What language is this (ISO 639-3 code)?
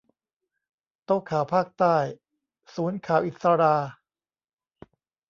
tha